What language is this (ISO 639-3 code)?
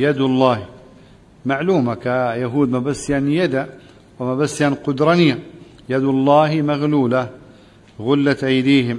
ara